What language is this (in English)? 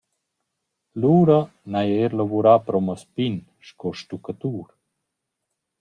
Romansh